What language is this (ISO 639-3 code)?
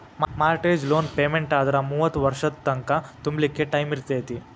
kan